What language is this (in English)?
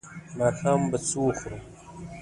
Pashto